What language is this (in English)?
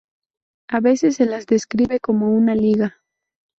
Spanish